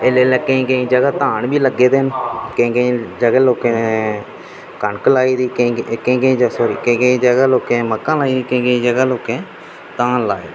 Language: Dogri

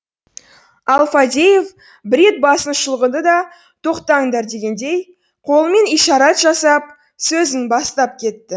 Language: Kazakh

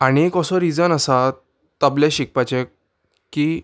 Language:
Konkani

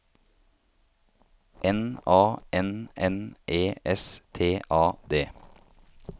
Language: Norwegian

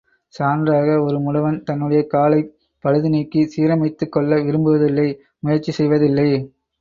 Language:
Tamil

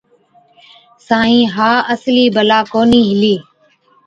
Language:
Od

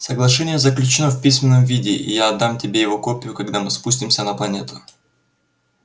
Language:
Russian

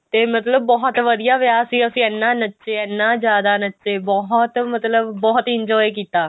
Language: Punjabi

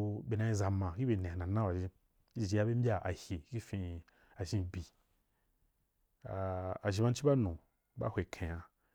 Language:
Wapan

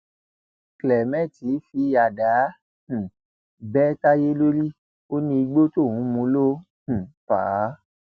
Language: Yoruba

